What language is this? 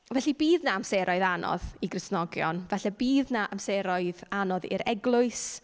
Welsh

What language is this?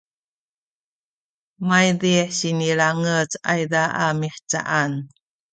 Sakizaya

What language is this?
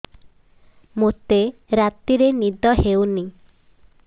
Odia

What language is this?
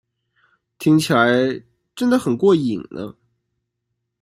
Chinese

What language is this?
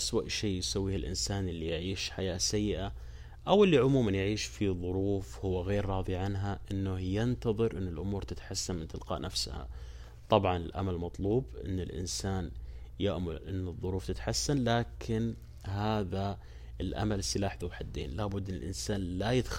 Arabic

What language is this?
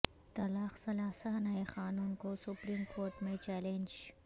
Urdu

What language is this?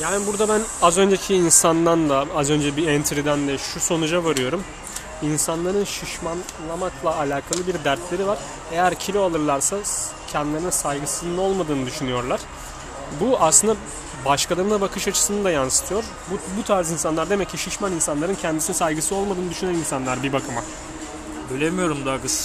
Turkish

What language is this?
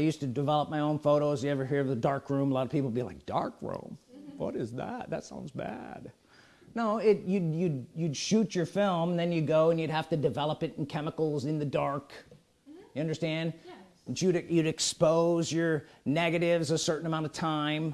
English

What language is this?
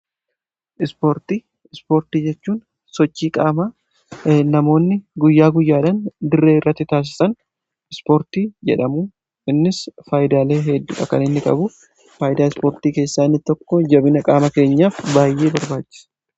Oromo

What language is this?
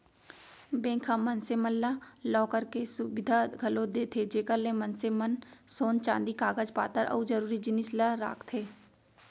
Chhattisgarhi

